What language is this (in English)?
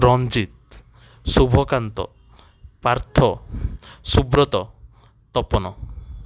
Odia